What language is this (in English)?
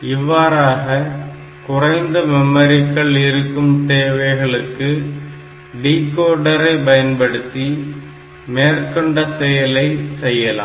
Tamil